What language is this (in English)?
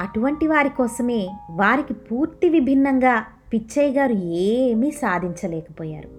Telugu